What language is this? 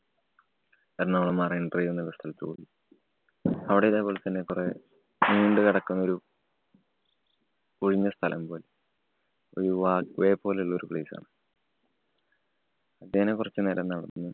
Malayalam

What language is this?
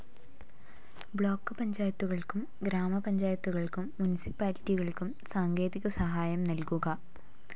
Malayalam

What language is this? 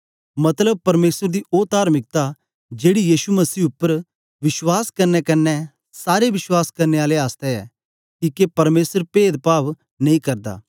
Dogri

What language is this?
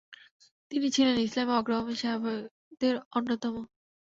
Bangla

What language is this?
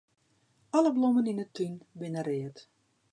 Western Frisian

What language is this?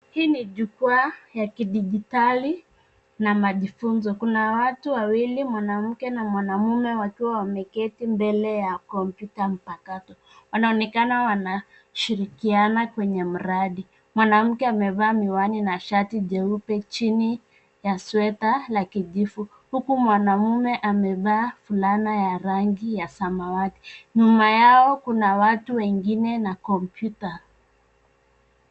Swahili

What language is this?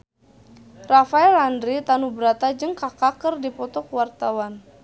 Sundanese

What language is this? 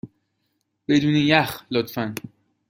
Persian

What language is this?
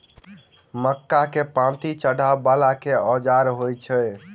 Maithili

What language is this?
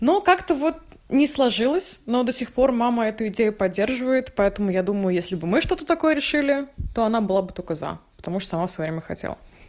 Russian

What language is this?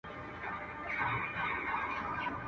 Pashto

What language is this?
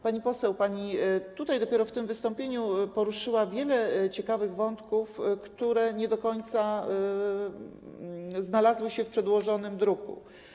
Polish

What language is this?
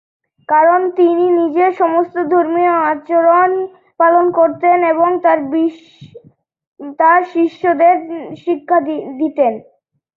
Bangla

